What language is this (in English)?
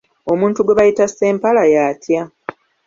Ganda